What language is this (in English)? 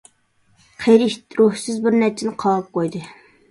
Uyghur